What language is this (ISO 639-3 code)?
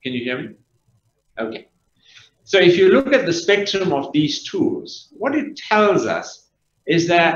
eng